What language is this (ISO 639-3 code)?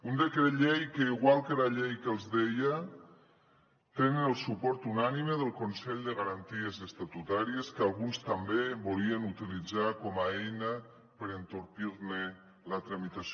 cat